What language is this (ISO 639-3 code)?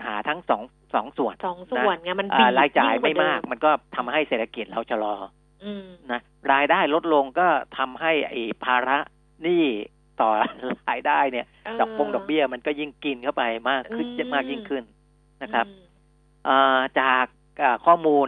tha